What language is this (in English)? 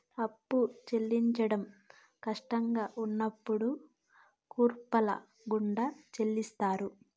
Telugu